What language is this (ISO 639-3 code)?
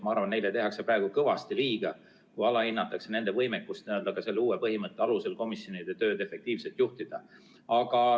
est